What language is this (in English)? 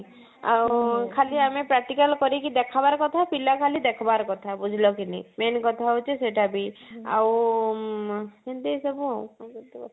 Odia